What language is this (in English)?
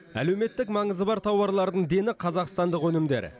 Kazakh